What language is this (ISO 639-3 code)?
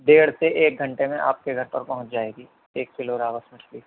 urd